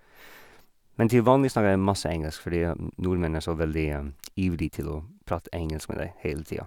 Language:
Norwegian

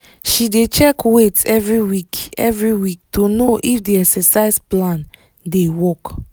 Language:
Nigerian Pidgin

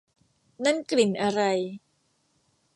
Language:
Thai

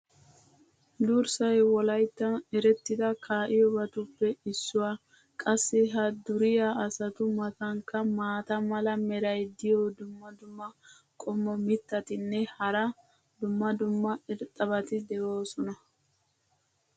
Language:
Wolaytta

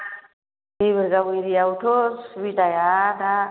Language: Bodo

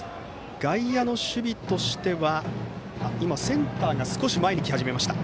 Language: Japanese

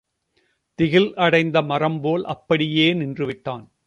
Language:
Tamil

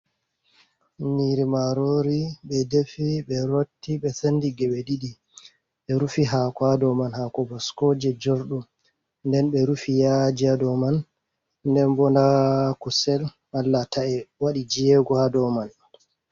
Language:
Fula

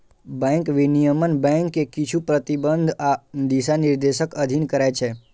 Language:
Maithili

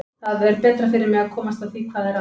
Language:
Icelandic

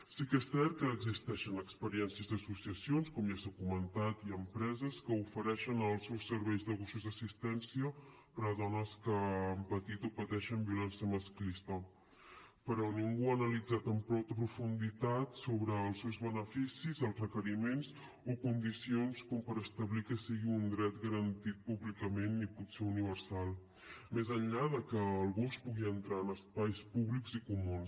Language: Catalan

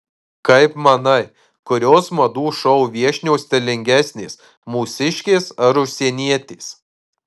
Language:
Lithuanian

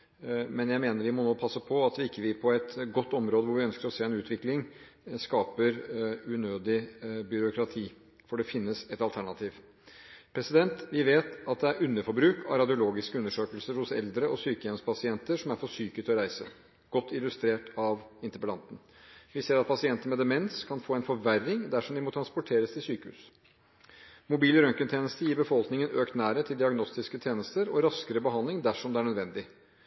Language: Norwegian Bokmål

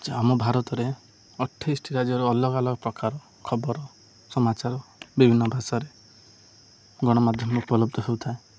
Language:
Odia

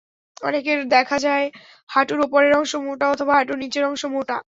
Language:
Bangla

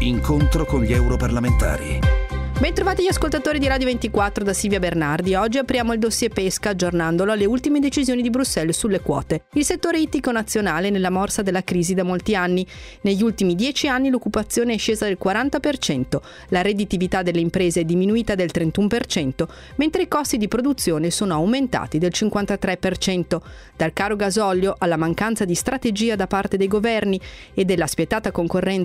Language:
Italian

